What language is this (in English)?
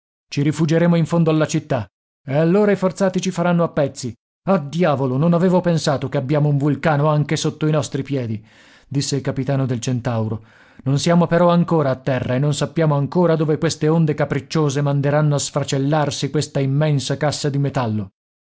Italian